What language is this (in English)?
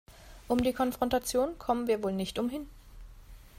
German